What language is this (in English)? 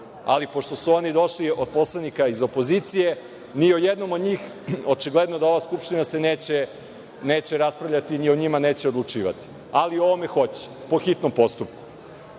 Serbian